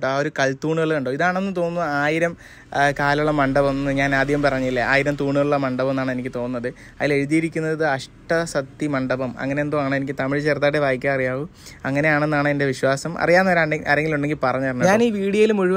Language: Malayalam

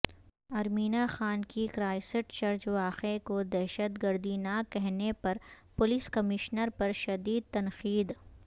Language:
Urdu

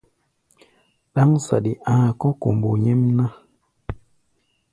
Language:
Gbaya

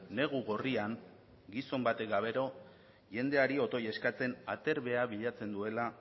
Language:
Basque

